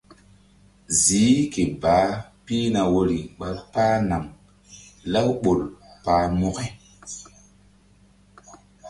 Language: Mbum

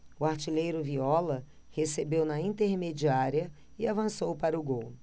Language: Portuguese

